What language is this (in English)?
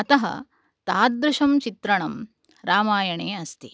Sanskrit